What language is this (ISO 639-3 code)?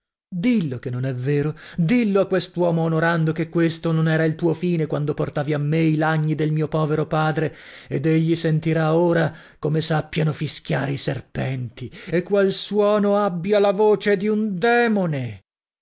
ita